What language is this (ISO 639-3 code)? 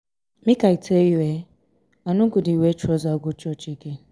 pcm